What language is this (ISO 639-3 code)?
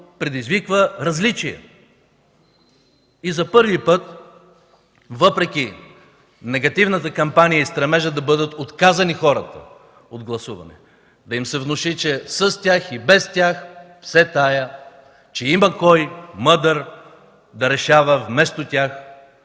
bul